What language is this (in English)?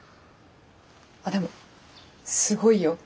Japanese